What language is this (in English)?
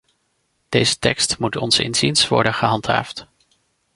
Dutch